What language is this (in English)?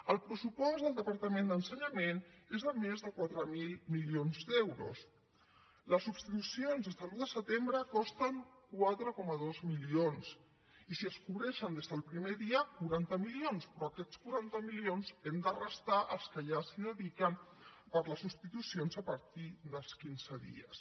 Catalan